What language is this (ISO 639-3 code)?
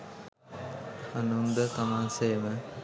sin